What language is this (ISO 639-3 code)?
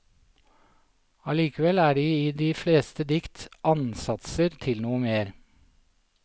nor